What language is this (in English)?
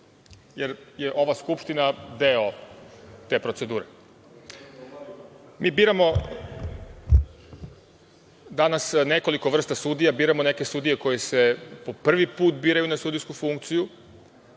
Serbian